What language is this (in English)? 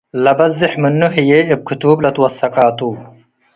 Tigre